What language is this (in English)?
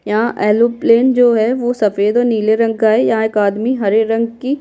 Hindi